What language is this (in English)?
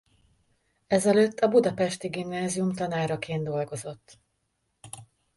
Hungarian